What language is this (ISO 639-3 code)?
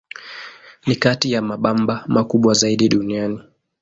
swa